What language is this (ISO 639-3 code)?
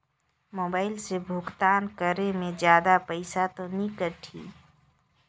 hne